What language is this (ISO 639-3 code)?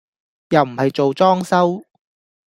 yue